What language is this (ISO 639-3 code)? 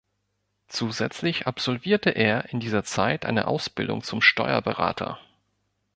deu